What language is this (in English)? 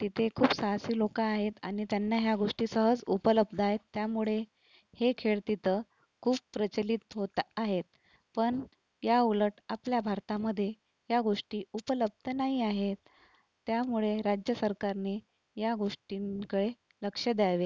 Marathi